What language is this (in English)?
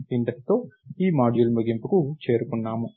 Telugu